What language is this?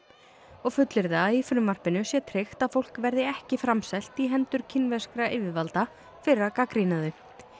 Icelandic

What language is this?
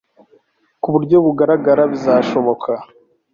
Kinyarwanda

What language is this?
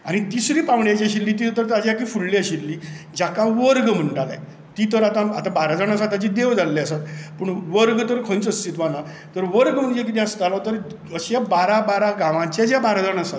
Konkani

